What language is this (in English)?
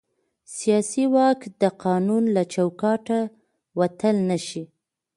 Pashto